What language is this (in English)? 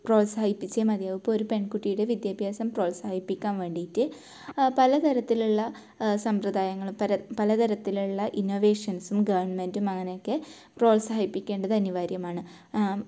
Malayalam